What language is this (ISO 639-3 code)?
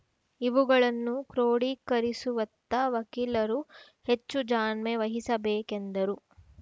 kan